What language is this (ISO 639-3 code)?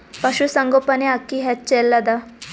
kan